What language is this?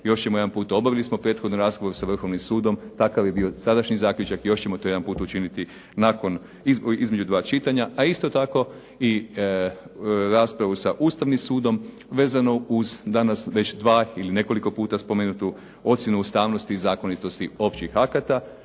Croatian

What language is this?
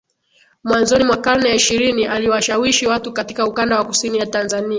Swahili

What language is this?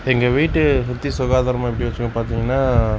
Tamil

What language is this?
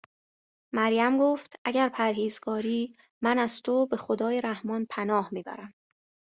Persian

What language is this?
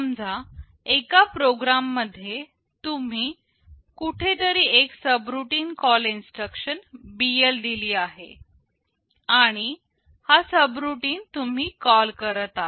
Marathi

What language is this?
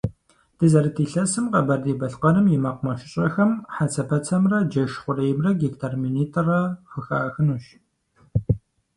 Kabardian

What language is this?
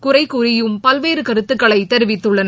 Tamil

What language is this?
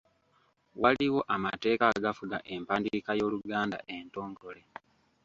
Ganda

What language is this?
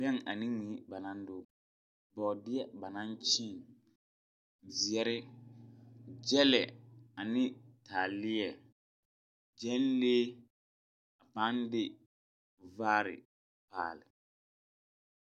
Southern Dagaare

